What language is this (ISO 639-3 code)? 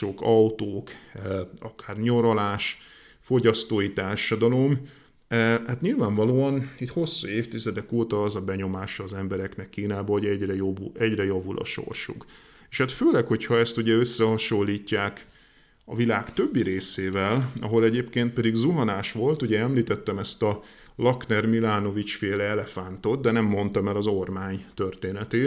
hun